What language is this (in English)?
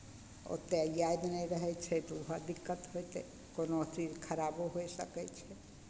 Maithili